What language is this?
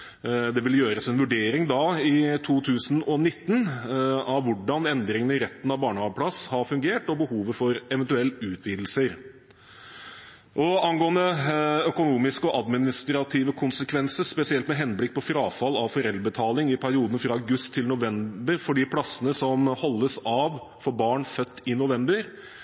Norwegian Bokmål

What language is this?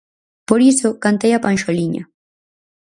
Galician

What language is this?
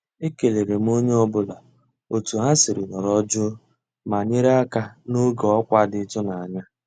Igbo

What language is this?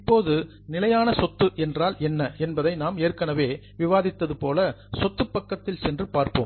Tamil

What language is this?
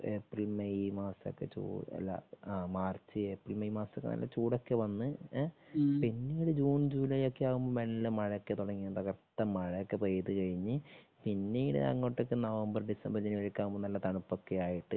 Malayalam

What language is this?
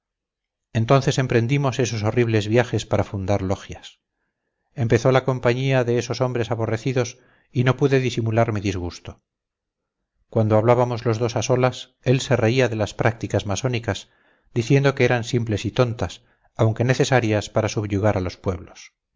Spanish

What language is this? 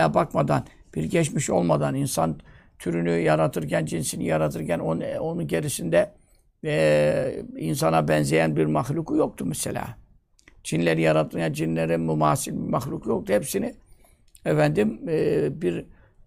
Turkish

